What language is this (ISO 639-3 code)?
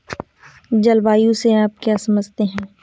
hin